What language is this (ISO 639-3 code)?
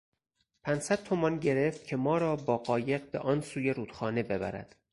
fas